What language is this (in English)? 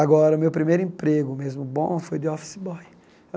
Portuguese